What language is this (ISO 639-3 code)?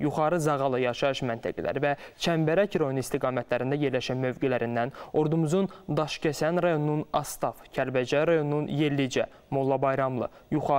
tur